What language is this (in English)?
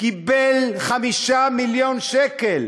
Hebrew